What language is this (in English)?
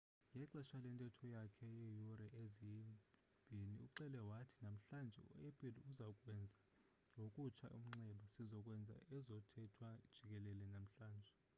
Xhosa